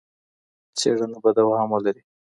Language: Pashto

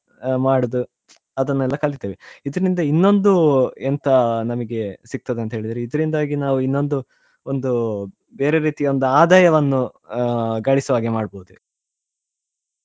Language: Kannada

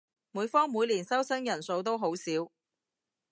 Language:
Cantonese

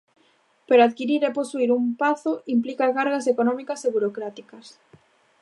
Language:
Galician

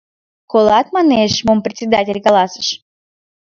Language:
Mari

